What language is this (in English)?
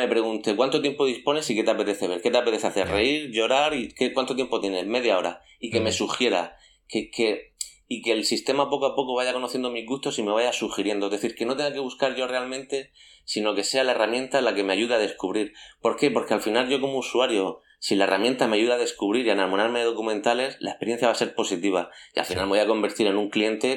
Spanish